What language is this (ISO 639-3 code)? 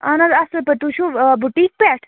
kas